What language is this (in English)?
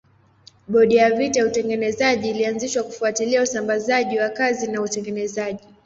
Swahili